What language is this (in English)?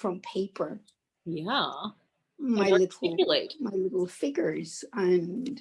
English